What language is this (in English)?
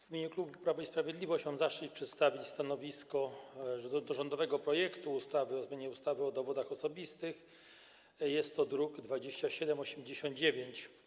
Polish